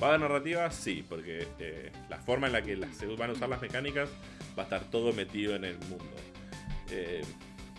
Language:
Spanish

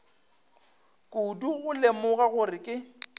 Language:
Northern Sotho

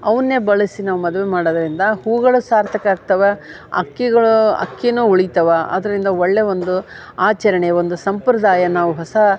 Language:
Kannada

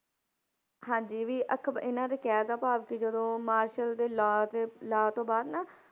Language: Punjabi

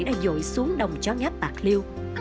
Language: Vietnamese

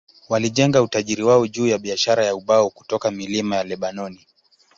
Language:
Swahili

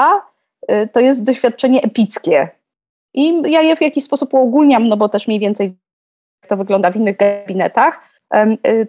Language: Polish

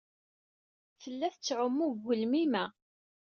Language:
Kabyle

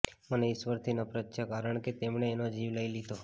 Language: Gujarati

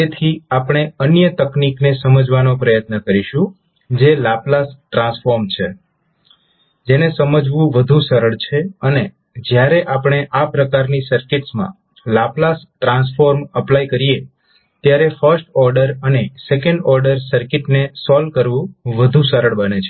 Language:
Gujarati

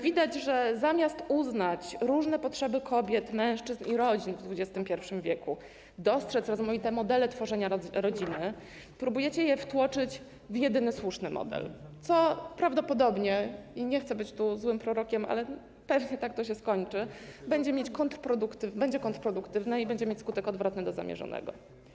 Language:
Polish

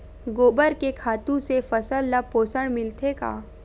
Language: Chhattisgarhi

